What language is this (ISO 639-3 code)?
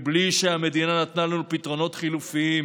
heb